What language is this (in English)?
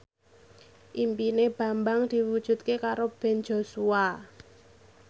Javanese